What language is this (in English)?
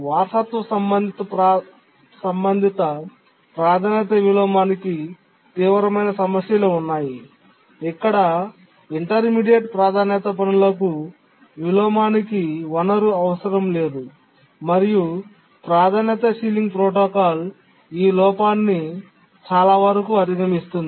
Telugu